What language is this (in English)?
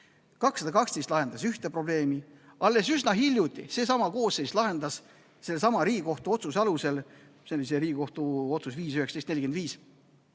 Estonian